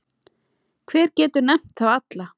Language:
Icelandic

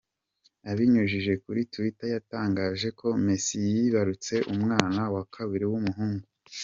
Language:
Kinyarwanda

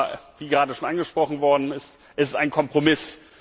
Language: German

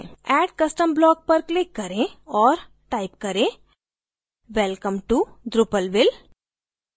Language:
Hindi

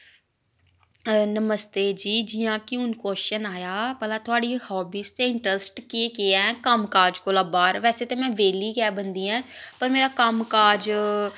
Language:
Dogri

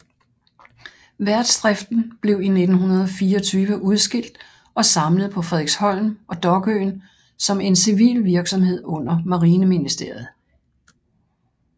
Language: Danish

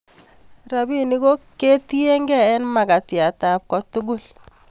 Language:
Kalenjin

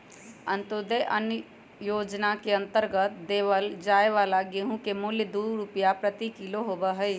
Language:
Magahi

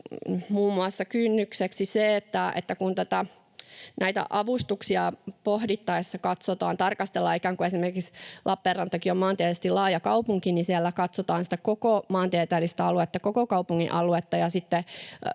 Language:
Finnish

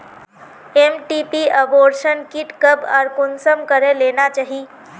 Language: Magahi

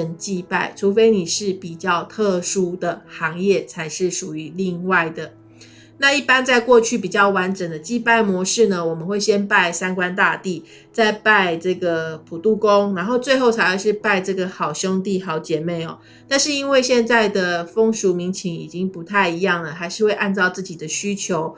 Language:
Chinese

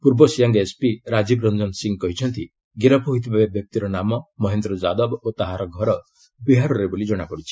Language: Odia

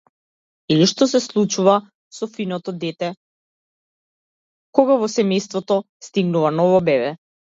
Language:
Macedonian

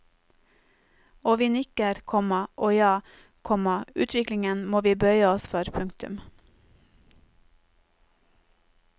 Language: Norwegian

